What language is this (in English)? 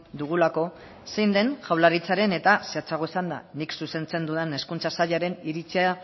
Basque